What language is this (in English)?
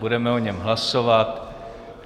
Czech